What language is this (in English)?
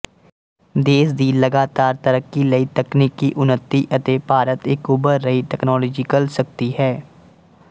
Punjabi